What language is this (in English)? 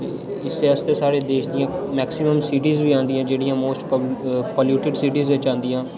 Dogri